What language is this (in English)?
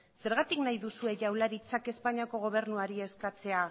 Basque